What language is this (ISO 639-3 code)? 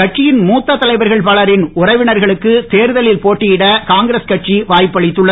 tam